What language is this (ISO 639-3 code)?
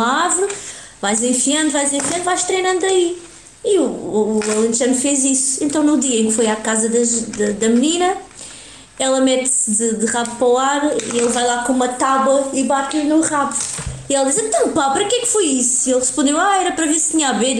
por